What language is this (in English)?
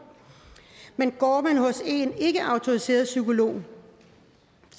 Danish